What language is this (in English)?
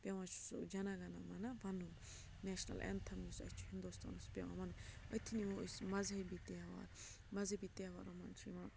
Kashmiri